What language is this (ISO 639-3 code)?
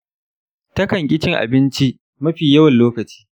hau